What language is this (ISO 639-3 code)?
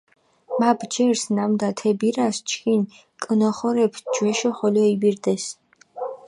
xmf